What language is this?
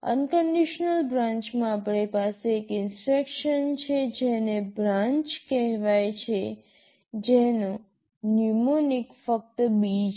Gujarati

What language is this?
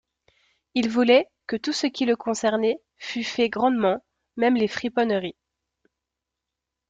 French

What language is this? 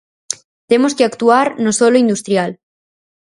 Galician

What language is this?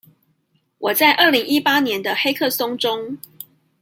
Chinese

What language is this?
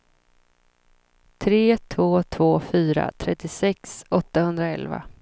Swedish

